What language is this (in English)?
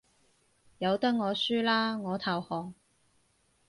Cantonese